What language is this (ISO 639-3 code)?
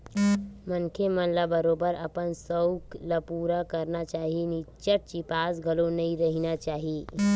hne